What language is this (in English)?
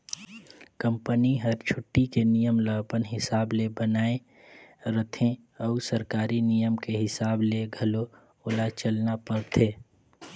Chhattisgarhi